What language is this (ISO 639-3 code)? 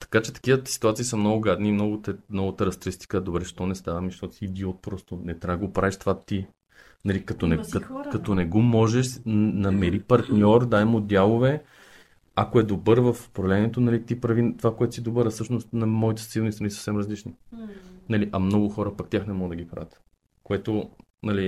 bul